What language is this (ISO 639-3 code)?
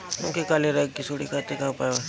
bho